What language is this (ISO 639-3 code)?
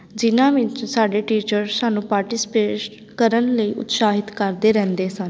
pan